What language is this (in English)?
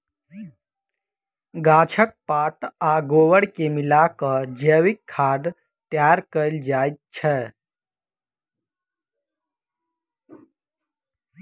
Maithili